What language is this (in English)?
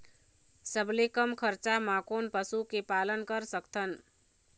Chhattisgarhi